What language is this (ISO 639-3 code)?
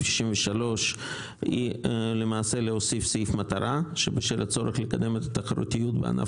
heb